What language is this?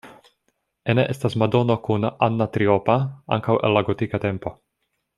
Esperanto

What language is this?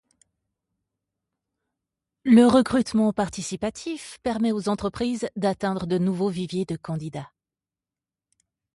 French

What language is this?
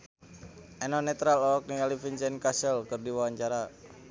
Sundanese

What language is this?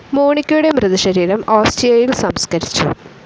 Malayalam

